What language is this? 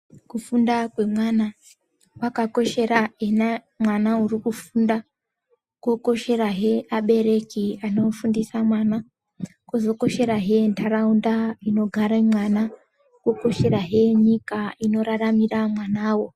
Ndau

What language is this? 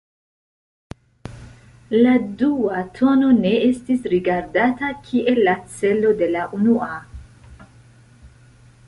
Esperanto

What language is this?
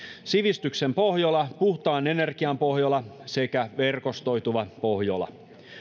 Finnish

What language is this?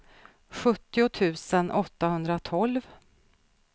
Swedish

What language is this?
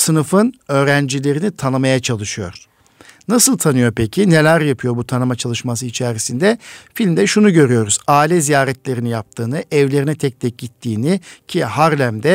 Turkish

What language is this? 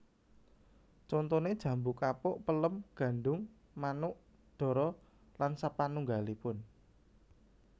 Javanese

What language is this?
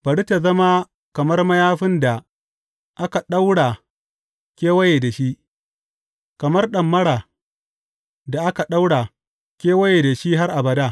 Hausa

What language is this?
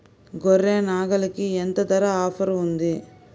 Telugu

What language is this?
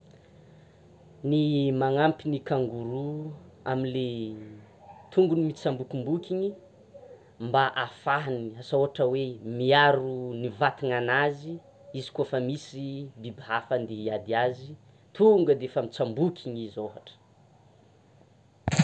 Tsimihety Malagasy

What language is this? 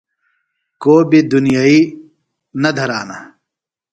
Phalura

